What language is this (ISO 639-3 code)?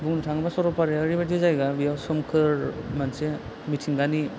brx